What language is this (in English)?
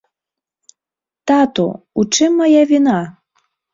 Belarusian